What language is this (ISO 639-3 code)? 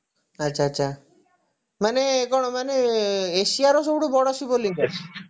ori